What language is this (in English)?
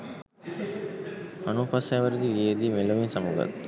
Sinhala